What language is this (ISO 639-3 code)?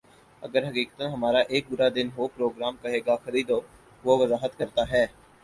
urd